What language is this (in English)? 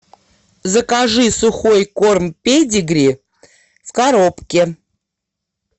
Russian